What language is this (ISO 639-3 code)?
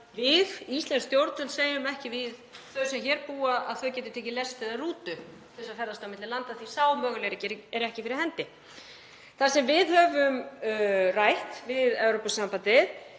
isl